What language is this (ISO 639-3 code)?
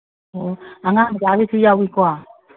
mni